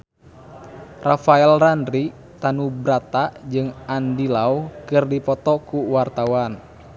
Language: Sundanese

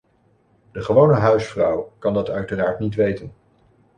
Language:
Dutch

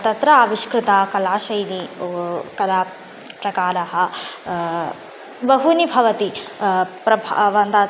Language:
Sanskrit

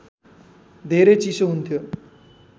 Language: Nepali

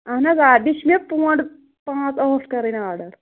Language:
Kashmiri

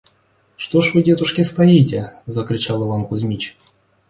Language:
Russian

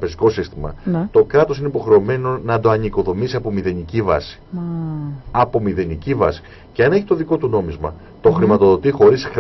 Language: Greek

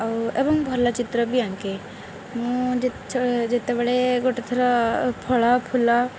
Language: Odia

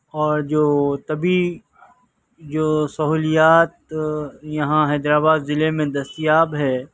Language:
Urdu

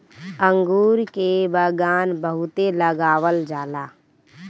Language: Bhojpuri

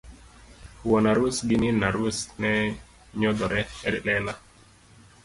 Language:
Luo (Kenya and Tanzania)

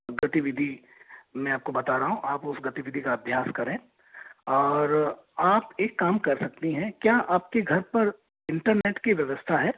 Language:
Hindi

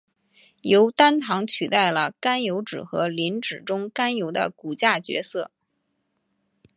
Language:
Chinese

